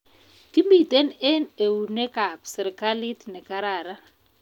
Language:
Kalenjin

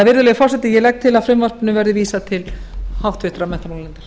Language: Icelandic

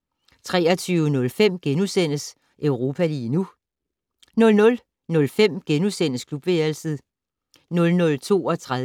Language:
Danish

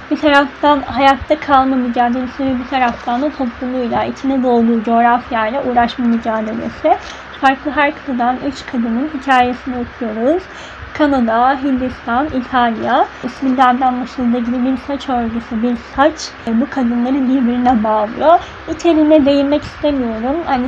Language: Turkish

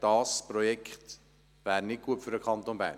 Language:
Swiss German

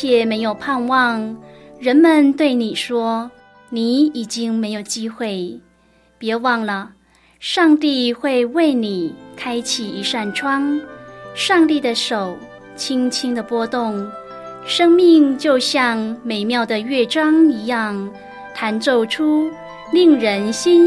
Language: Chinese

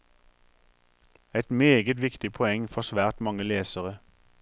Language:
Norwegian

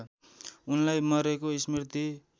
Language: Nepali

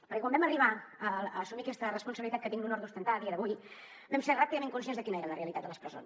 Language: Catalan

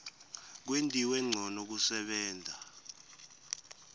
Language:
Swati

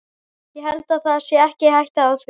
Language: Icelandic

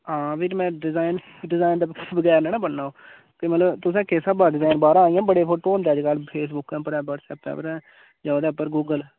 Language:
Dogri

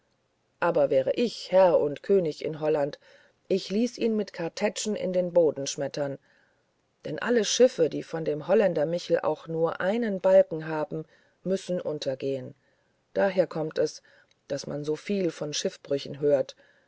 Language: German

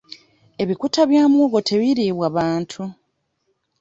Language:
Ganda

